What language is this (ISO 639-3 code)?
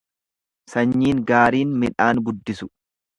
orm